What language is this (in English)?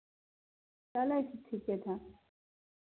Maithili